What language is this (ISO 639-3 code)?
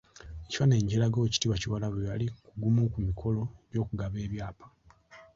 lug